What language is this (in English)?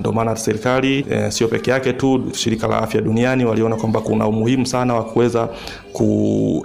Swahili